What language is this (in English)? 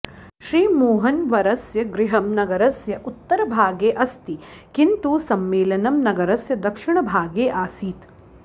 Sanskrit